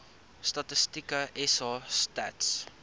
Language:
Afrikaans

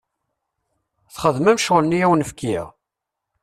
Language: Kabyle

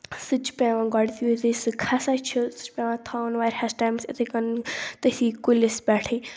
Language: Kashmiri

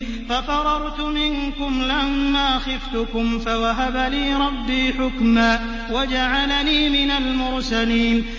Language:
Arabic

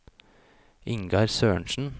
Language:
Norwegian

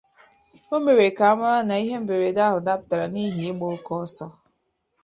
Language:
Igbo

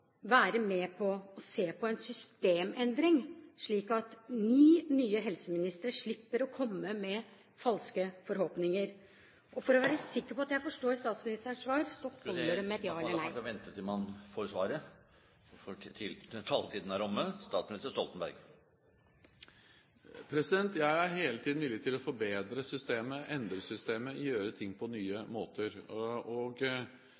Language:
Norwegian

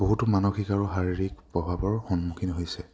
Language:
Assamese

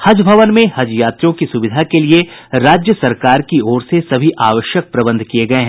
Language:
Hindi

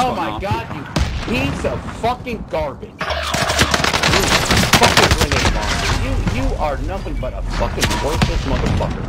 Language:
English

